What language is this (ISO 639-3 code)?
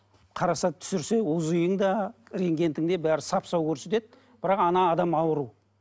kaz